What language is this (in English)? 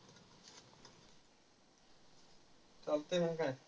Marathi